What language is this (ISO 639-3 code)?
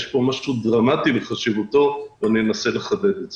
heb